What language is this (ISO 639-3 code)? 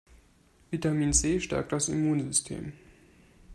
deu